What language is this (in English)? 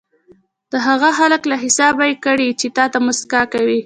Pashto